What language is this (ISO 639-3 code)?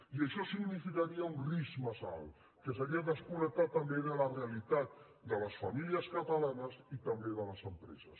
cat